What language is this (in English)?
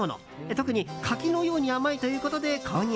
Japanese